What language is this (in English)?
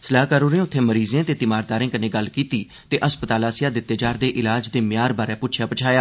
Dogri